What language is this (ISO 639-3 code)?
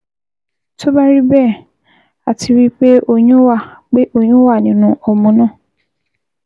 yor